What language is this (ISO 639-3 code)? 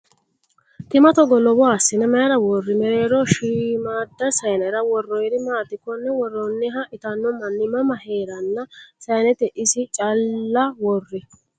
sid